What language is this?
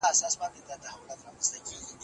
Pashto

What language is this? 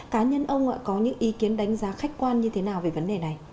Vietnamese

